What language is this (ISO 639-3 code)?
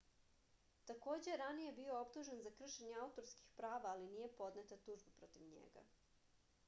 srp